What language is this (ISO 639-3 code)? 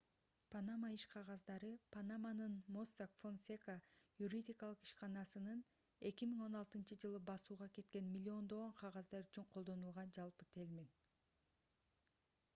kir